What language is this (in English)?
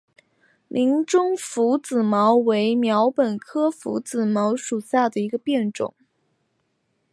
Chinese